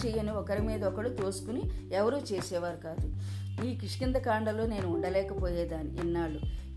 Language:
Telugu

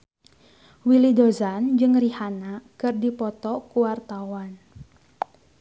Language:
Sundanese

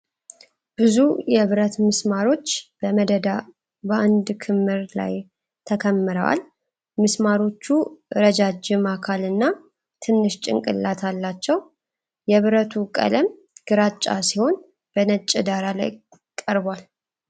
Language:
Amharic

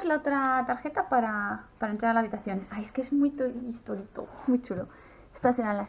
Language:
Spanish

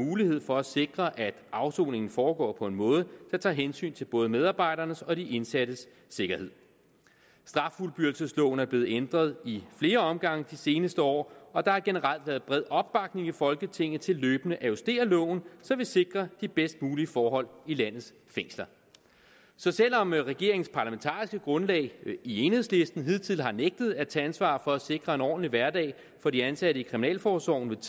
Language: Danish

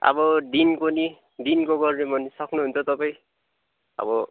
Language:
Nepali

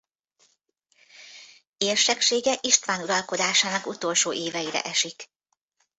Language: Hungarian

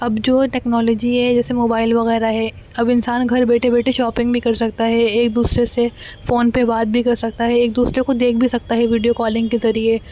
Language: Urdu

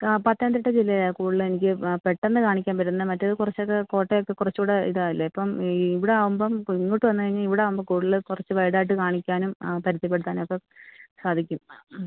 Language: Malayalam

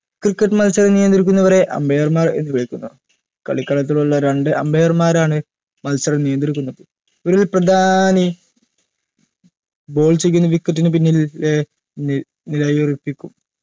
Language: Malayalam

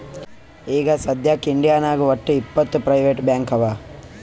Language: Kannada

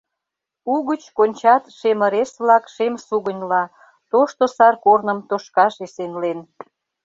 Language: Mari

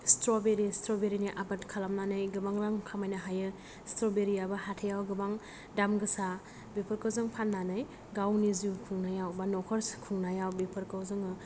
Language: Bodo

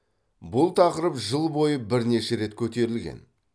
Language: Kazakh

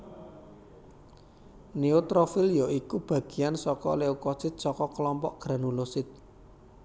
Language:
Javanese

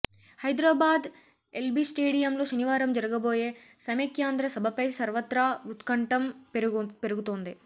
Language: Telugu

